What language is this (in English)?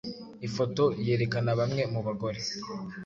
Kinyarwanda